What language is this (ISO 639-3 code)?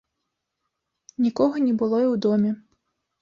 bel